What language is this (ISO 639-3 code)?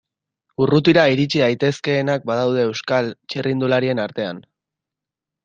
eus